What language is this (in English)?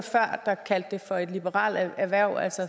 Danish